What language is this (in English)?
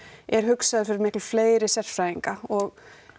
Icelandic